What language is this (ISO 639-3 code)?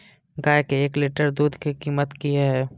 mai